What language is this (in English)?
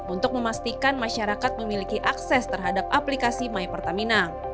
Indonesian